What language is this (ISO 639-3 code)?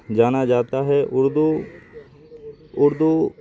urd